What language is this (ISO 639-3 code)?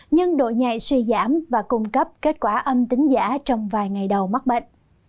vie